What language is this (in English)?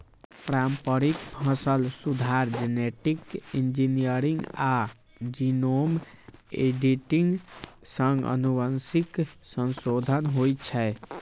Maithili